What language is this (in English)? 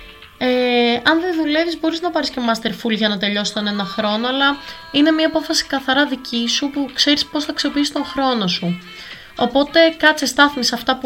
Greek